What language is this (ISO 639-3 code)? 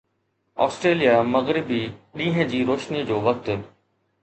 snd